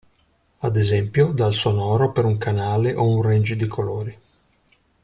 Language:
Italian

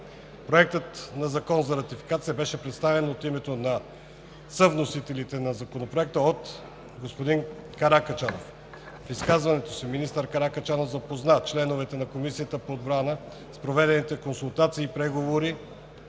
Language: Bulgarian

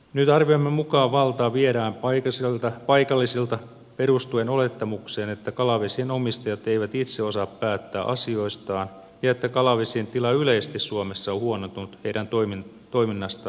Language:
Finnish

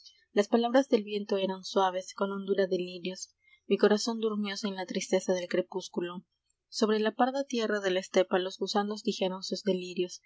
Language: Spanish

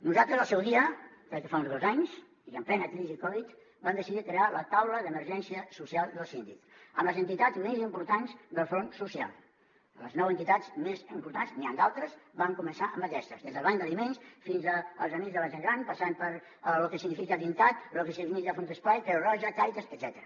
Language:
Catalan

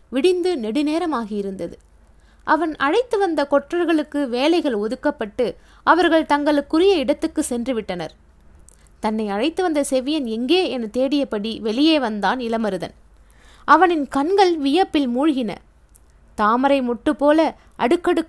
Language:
Tamil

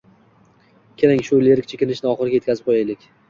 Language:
Uzbek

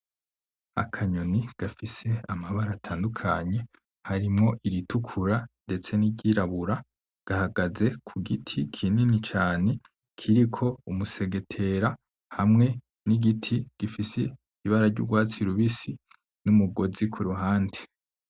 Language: Rundi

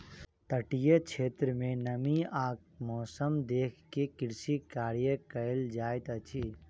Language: Maithili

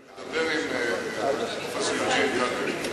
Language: Hebrew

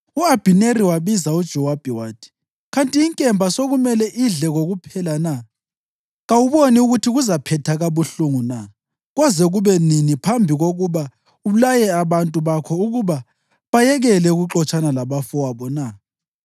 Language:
North Ndebele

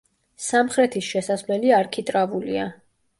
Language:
Georgian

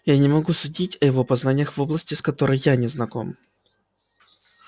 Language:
Russian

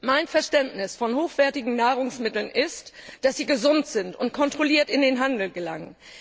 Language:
German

